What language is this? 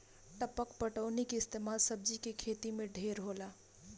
Bhojpuri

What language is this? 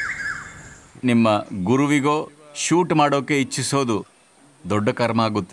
Hindi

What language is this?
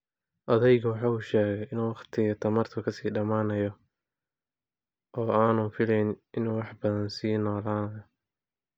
Somali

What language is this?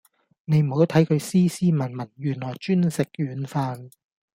Cantonese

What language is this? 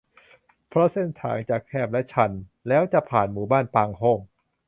Thai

